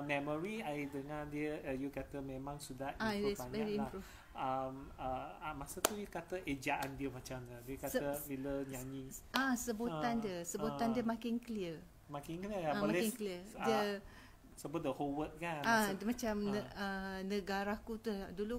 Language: Malay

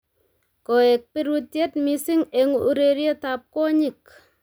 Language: Kalenjin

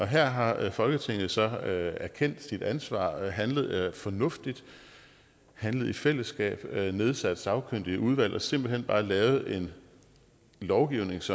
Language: Danish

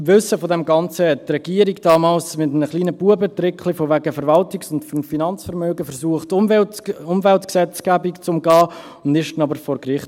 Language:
Swiss German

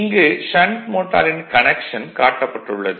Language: Tamil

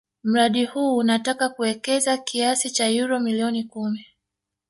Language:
Swahili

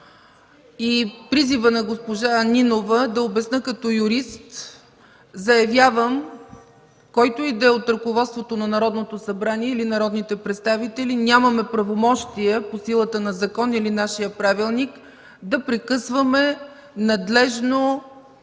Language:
Bulgarian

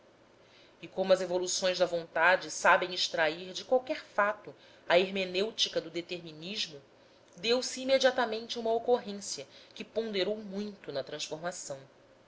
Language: Portuguese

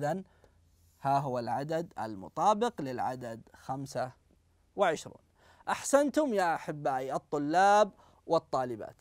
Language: Arabic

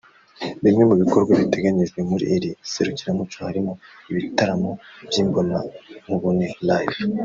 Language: Kinyarwanda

